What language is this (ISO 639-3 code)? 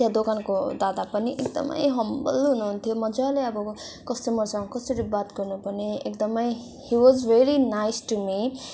nep